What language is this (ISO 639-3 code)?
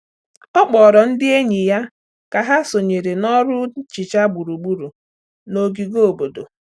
ibo